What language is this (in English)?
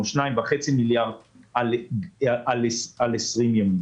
Hebrew